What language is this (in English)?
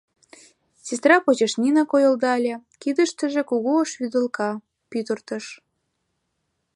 Mari